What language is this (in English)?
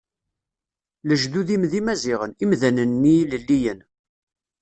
Kabyle